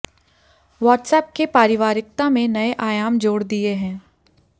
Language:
Hindi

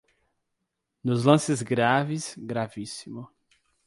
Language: Portuguese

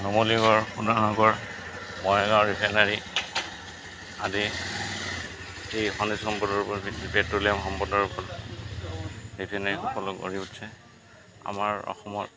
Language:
Assamese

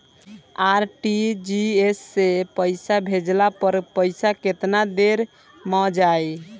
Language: Bhojpuri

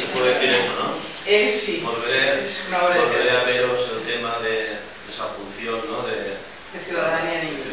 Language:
Spanish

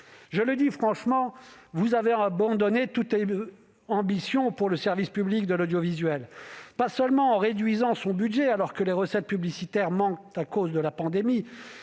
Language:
French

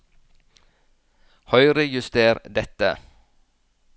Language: Norwegian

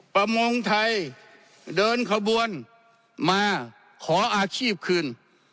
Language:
Thai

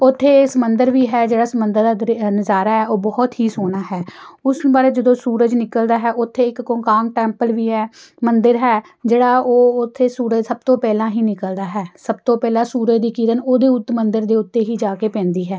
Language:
Punjabi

